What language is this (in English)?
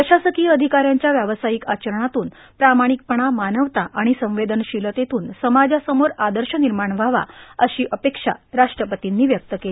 Marathi